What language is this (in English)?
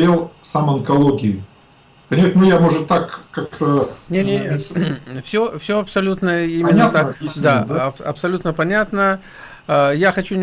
Russian